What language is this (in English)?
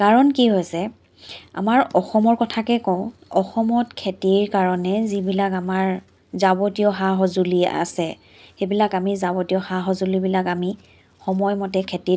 Assamese